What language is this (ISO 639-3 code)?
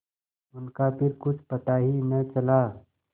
hin